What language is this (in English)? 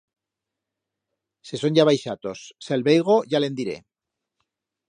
Aragonese